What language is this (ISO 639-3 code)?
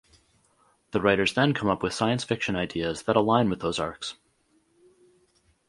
eng